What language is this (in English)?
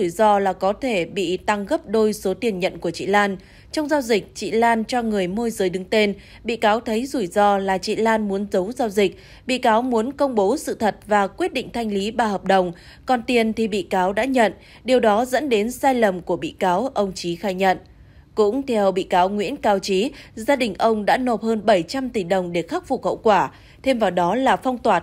Vietnamese